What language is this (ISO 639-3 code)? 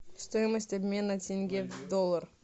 rus